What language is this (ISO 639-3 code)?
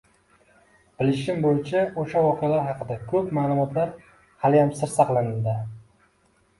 uzb